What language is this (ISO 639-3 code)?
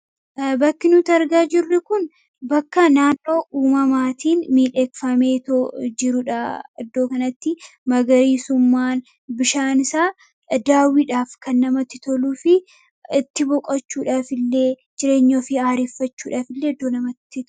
orm